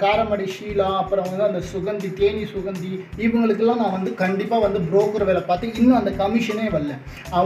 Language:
Hindi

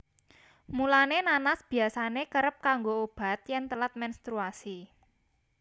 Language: Javanese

